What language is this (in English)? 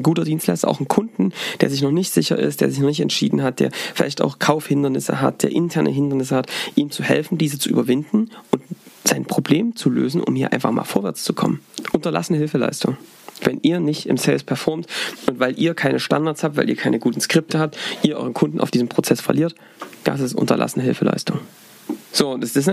German